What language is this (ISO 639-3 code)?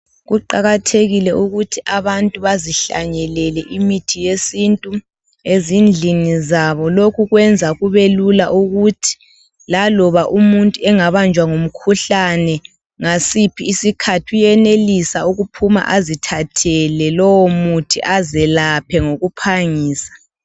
nde